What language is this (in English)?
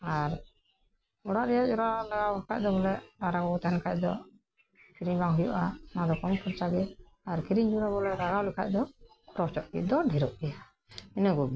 Santali